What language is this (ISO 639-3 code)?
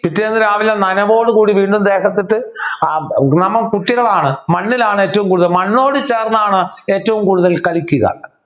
mal